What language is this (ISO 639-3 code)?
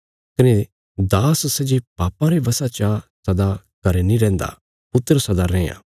kfs